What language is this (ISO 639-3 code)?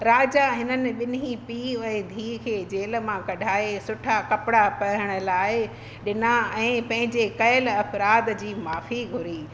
snd